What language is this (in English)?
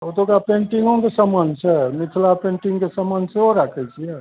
Maithili